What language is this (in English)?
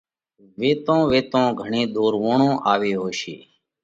Parkari Koli